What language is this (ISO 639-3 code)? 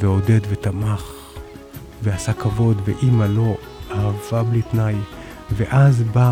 heb